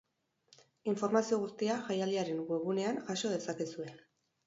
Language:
Basque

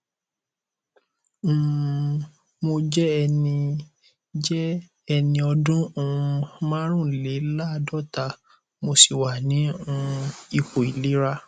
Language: Yoruba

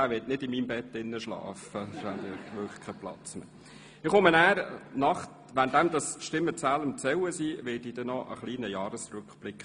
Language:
Swiss German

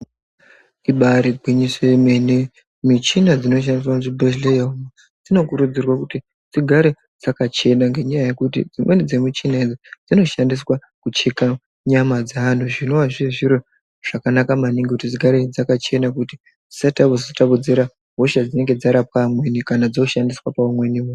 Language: Ndau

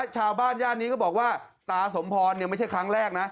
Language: Thai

